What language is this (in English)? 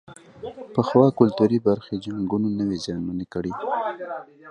Pashto